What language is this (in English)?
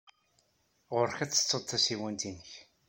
Kabyle